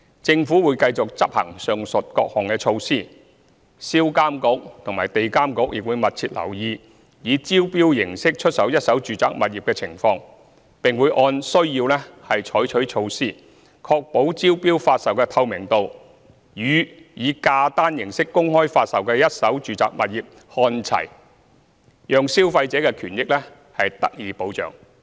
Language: Cantonese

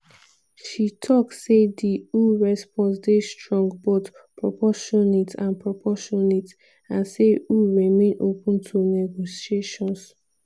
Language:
Nigerian Pidgin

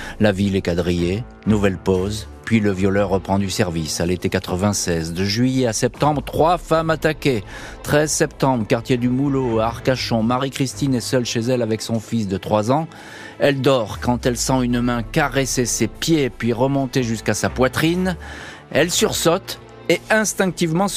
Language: French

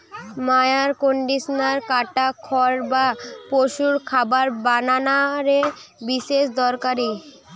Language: Bangla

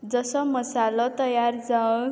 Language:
Konkani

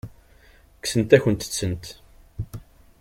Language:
Kabyle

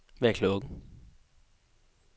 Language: Danish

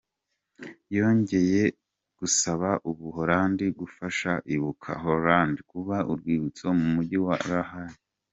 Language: Kinyarwanda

